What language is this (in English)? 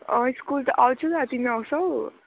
Nepali